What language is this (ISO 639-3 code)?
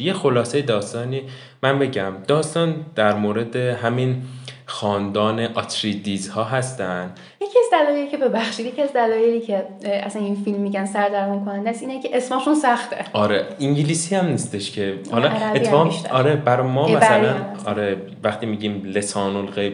fas